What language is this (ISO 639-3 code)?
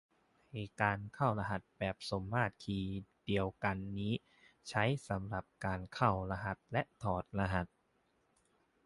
tha